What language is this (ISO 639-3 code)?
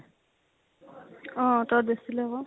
asm